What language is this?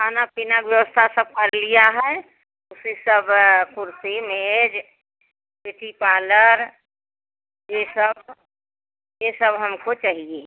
Hindi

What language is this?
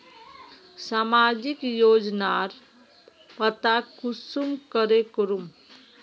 Magahi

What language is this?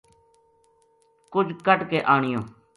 Gujari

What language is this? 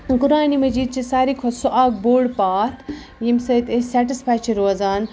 Kashmiri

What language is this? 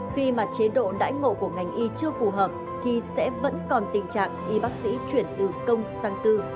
Vietnamese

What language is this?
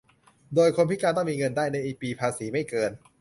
Thai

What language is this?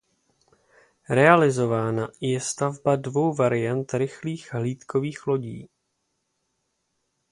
Czech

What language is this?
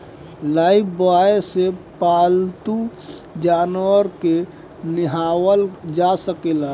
Bhojpuri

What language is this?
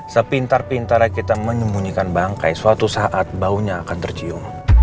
Indonesian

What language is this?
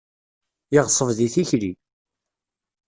Kabyle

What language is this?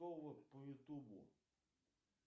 Russian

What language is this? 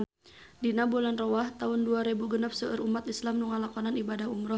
Sundanese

